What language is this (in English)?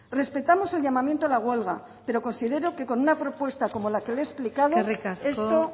Spanish